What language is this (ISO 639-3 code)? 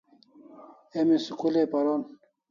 kls